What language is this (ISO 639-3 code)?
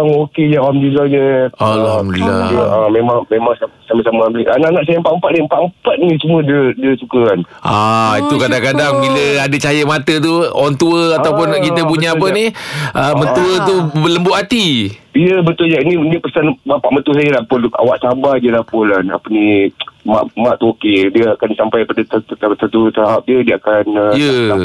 msa